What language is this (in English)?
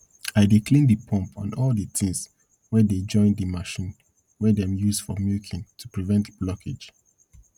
Nigerian Pidgin